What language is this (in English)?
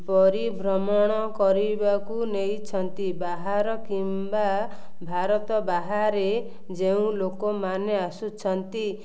Odia